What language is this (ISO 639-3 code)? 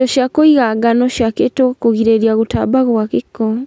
kik